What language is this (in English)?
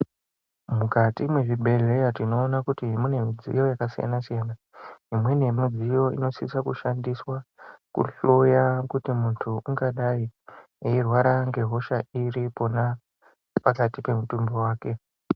Ndau